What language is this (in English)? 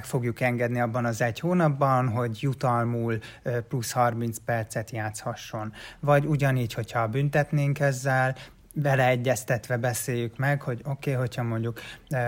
Hungarian